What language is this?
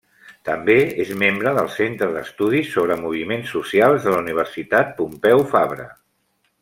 Catalan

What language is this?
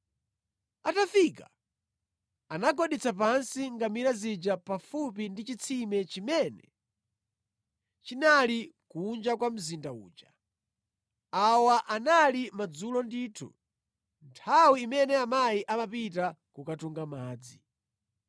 Nyanja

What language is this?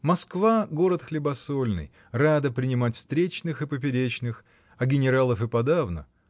Russian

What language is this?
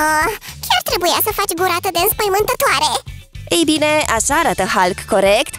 Romanian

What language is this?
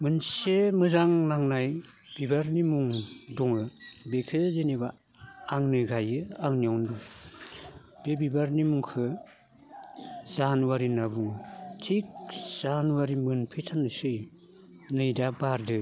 Bodo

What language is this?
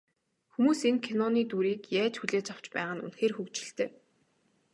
Mongolian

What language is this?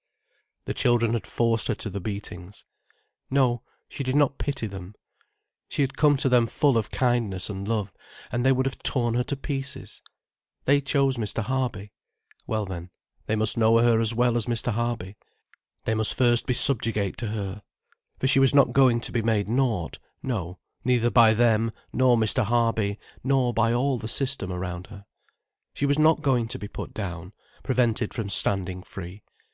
English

